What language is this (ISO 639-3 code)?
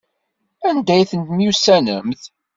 kab